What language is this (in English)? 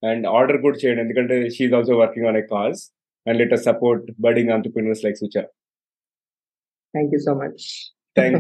Telugu